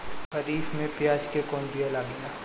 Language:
Bhojpuri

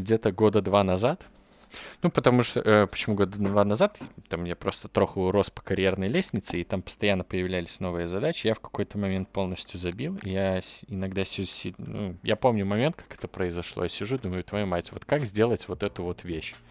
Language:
Russian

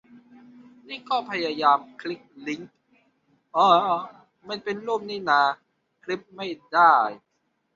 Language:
Thai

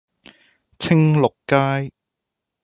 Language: Cantonese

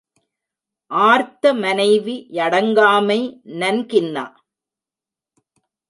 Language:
Tamil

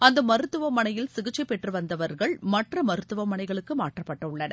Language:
Tamil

